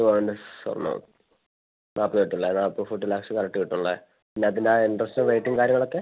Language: Malayalam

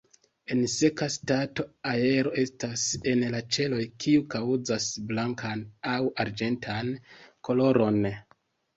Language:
Esperanto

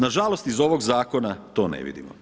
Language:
Croatian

